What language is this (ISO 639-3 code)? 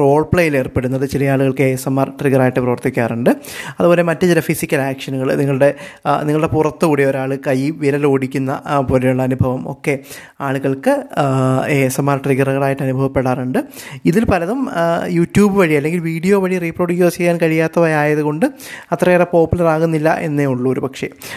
mal